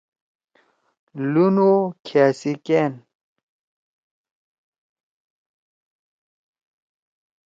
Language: Torwali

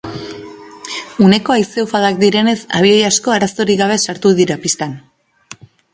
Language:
Basque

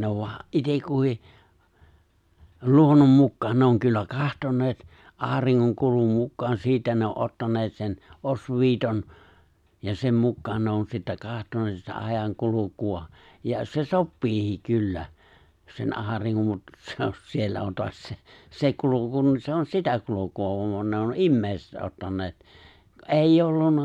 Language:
Finnish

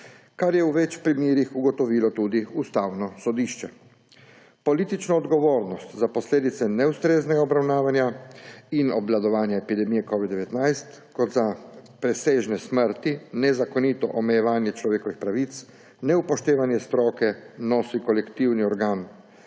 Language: Slovenian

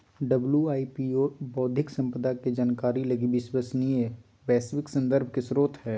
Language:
Magahi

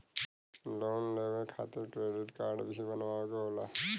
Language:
Bhojpuri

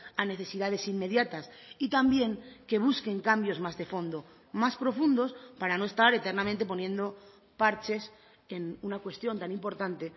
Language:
Spanish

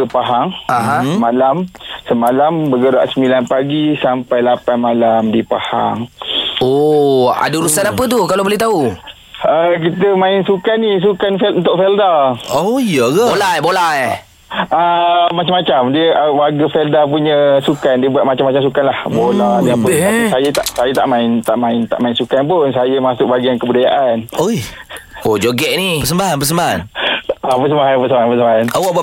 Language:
Malay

